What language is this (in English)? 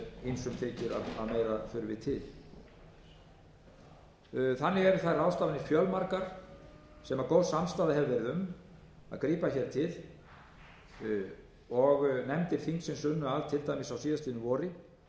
Icelandic